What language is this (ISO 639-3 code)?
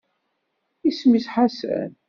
kab